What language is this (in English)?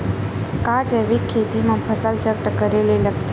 Chhattisgarhi